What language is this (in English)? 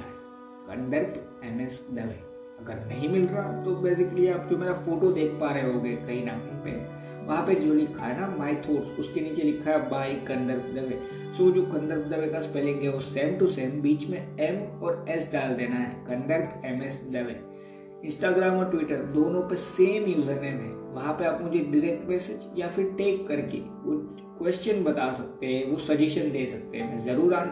Hindi